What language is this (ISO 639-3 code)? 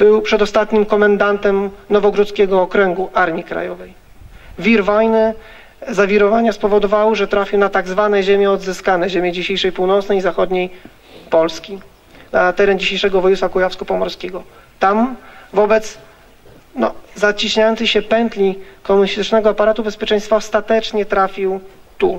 pol